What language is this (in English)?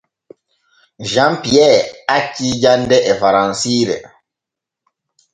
Borgu Fulfulde